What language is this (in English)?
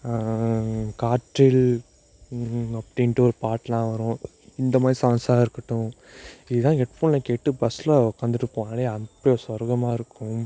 Tamil